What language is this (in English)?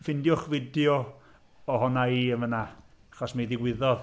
Welsh